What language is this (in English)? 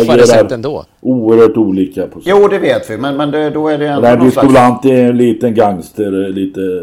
Swedish